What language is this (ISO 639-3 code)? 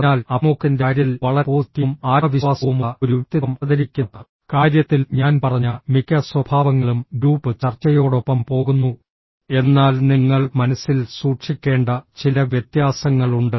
mal